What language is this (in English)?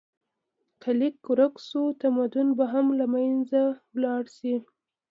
Pashto